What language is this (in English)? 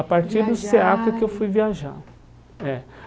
Portuguese